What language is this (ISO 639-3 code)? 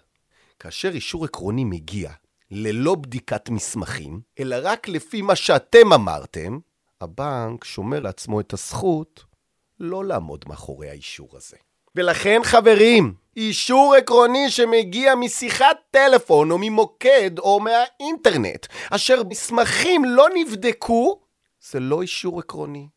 heb